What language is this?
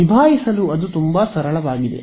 Kannada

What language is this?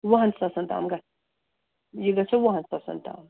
Kashmiri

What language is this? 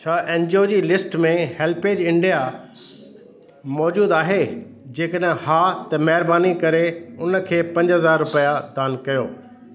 Sindhi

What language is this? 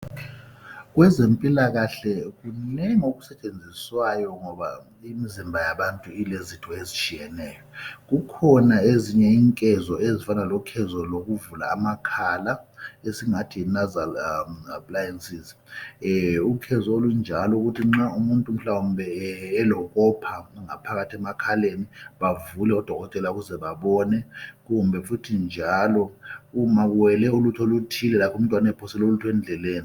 North Ndebele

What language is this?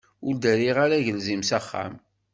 Kabyle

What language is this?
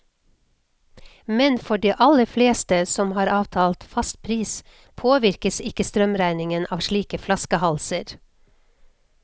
Norwegian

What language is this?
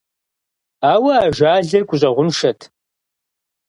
Kabardian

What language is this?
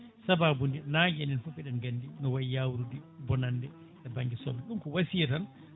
Fula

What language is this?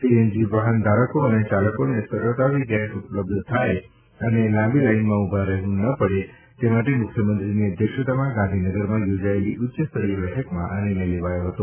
Gujarati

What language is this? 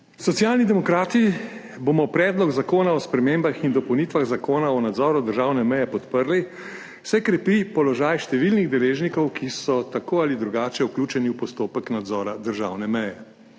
Slovenian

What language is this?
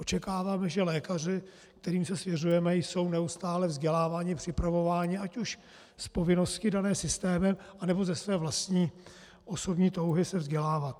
Czech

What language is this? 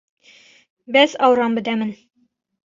Kurdish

